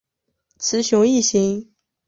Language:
Chinese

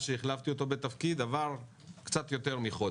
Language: Hebrew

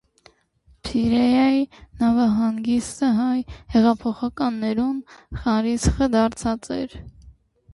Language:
Armenian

